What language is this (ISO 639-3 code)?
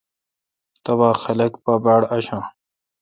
xka